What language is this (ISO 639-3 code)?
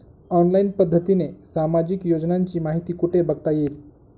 mar